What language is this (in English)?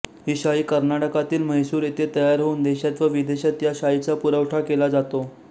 Marathi